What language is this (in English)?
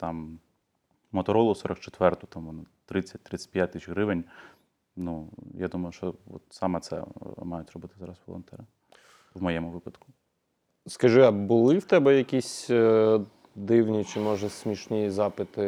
Ukrainian